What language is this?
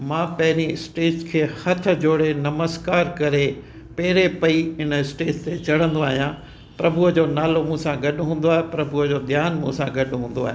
Sindhi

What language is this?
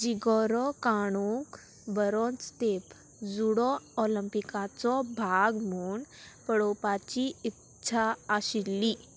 Konkani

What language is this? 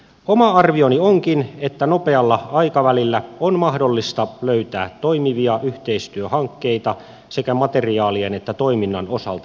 Finnish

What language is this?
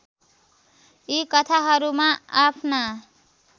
Nepali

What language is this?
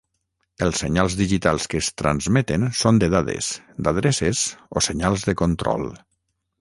Catalan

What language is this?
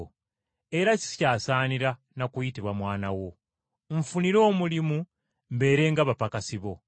Ganda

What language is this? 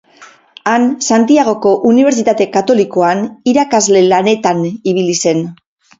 Basque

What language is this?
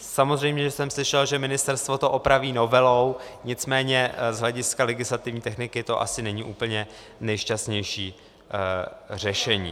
Czech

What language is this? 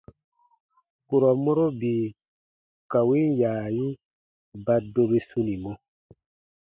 Baatonum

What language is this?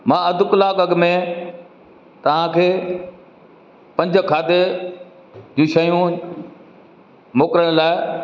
Sindhi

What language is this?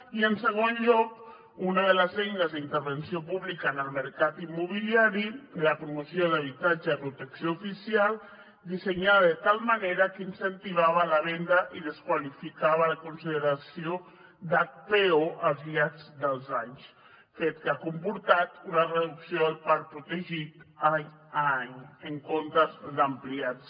Catalan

